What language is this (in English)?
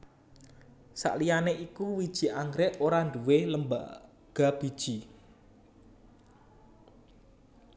Javanese